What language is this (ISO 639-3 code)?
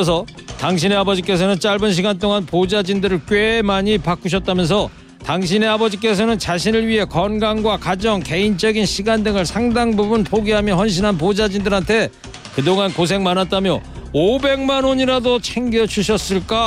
kor